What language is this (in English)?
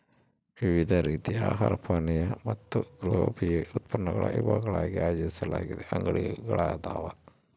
Kannada